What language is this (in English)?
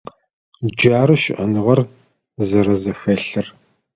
Adyghe